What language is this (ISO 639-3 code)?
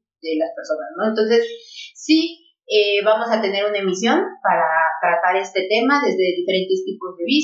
spa